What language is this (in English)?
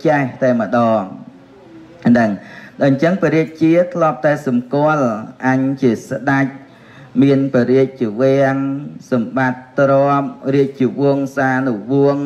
Vietnamese